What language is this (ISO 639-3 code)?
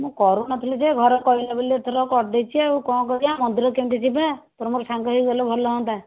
ori